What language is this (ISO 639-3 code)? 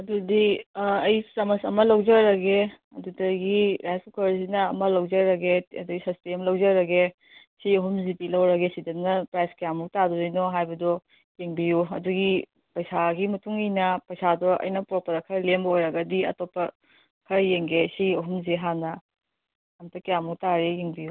mni